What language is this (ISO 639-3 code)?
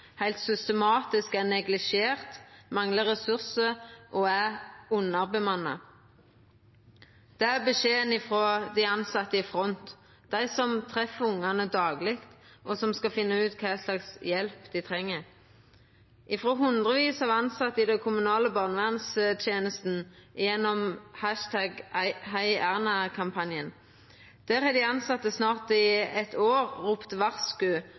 nno